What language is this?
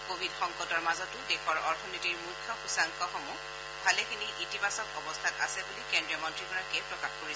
Assamese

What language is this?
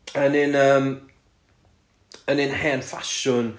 Welsh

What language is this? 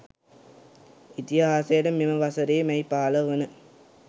Sinhala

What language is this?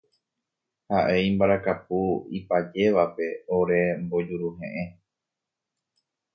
Guarani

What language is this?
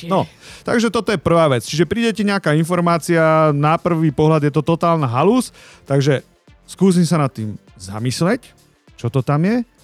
Slovak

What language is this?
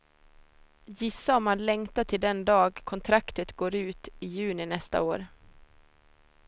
Swedish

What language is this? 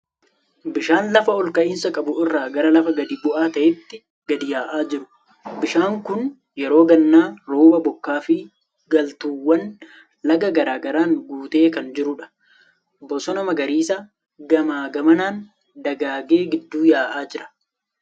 Oromo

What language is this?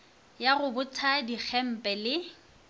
Northern Sotho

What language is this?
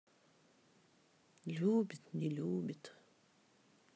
Russian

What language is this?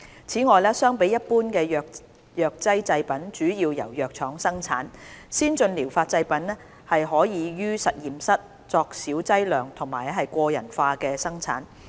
Cantonese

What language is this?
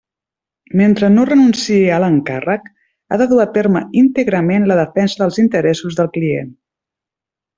Catalan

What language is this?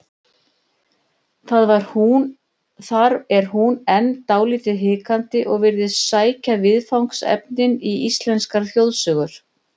Icelandic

